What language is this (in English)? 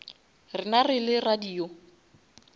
Northern Sotho